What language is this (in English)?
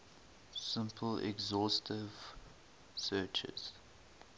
English